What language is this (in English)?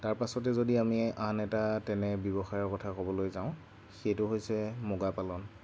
Assamese